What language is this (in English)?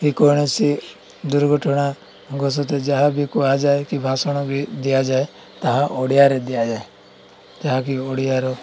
Odia